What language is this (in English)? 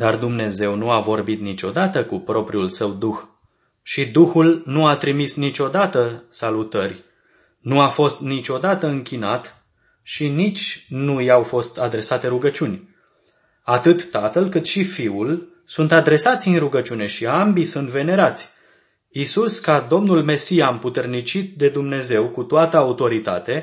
Romanian